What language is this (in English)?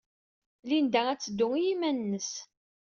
Kabyle